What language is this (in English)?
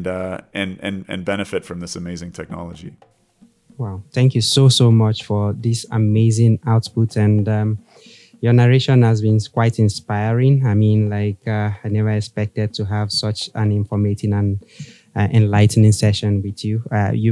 English